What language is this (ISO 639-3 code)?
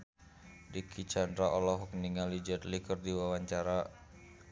sun